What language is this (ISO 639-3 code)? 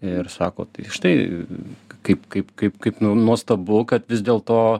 lit